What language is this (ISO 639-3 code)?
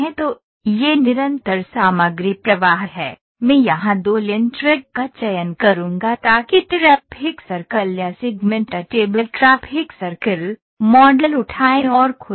hin